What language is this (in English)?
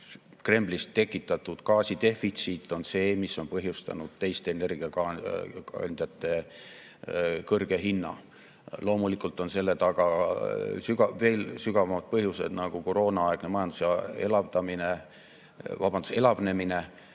Estonian